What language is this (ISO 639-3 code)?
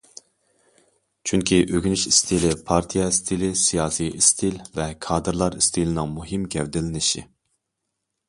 uig